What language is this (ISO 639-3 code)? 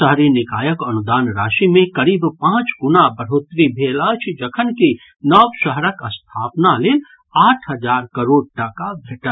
mai